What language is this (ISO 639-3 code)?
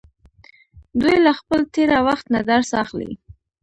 pus